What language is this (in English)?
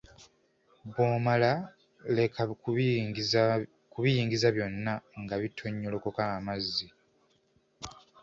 Ganda